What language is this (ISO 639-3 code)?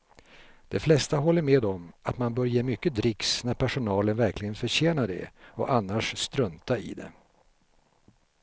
swe